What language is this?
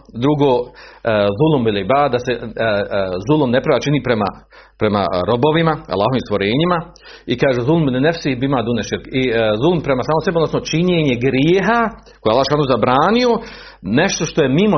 Croatian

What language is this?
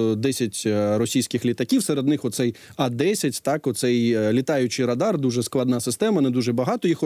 Ukrainian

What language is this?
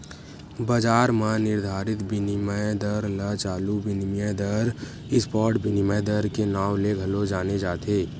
Chhattisgarhi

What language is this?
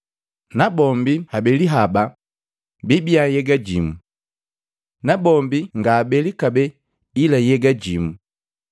Matengo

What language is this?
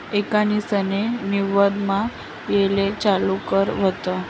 Marathi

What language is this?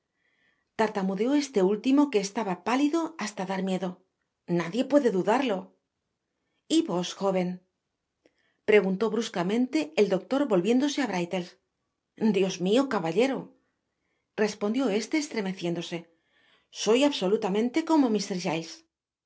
Spanish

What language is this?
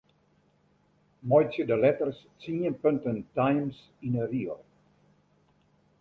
Western Frisian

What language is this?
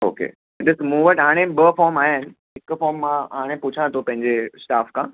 Sindhi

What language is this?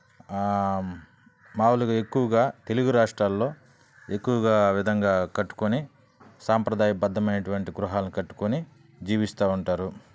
Telugu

